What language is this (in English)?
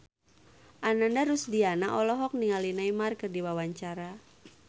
Sundanese